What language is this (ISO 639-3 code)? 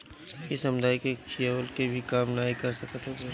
bho